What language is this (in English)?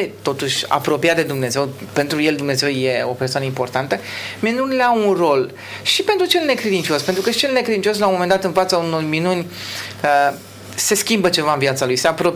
Romanian